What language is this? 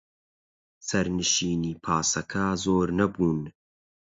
Central Kurdish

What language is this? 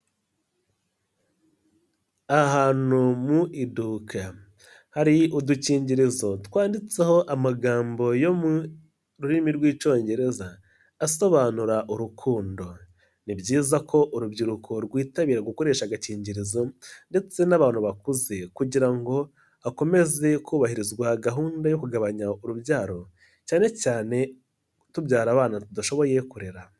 Kinyarwanda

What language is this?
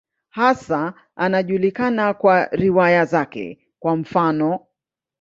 Swahili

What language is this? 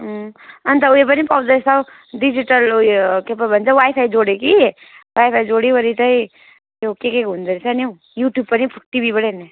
Nepali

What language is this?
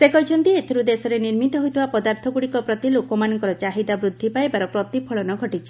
Odia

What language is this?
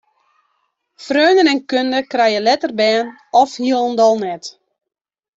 Western Frisian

